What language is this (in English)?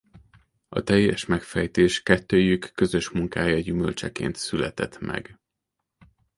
Hungarian